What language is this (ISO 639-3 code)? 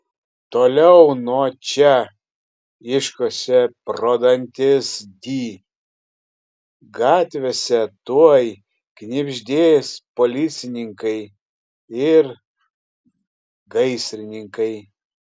lit